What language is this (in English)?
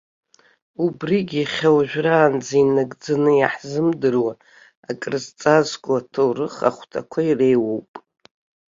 Abkhazian